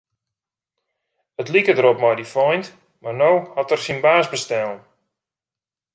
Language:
Western Frisian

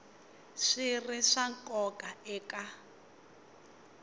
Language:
Tsonga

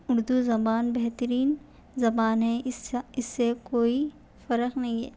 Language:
Urdu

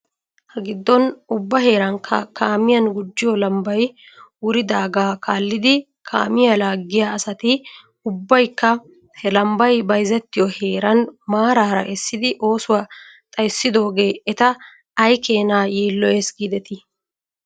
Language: Wolaytta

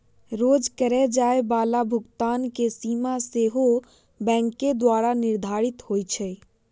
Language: Magahi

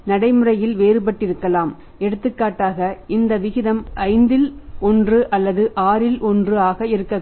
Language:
Tamil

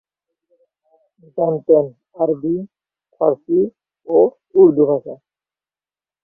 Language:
Bangla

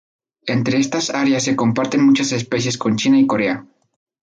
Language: Spanish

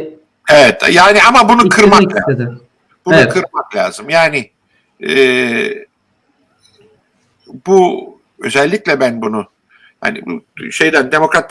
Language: Turkish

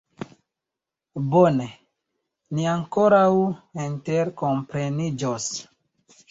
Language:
Esperanto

